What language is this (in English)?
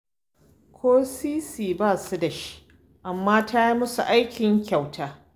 Hausa